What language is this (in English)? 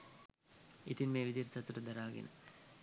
Sinhala